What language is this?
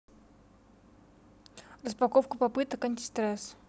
Russian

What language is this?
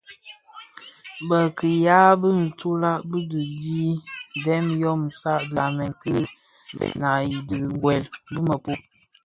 Bafia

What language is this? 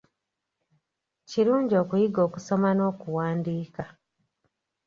Ganda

